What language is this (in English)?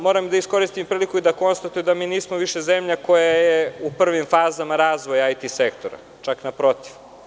Serbian